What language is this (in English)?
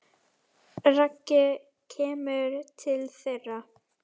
Icelandic